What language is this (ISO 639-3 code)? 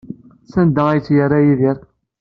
kab